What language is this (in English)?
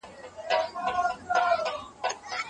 Pashto